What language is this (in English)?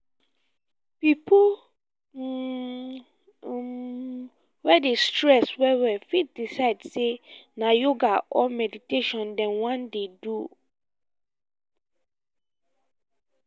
Nigerian Pidgin